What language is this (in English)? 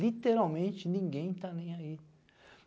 Portuguese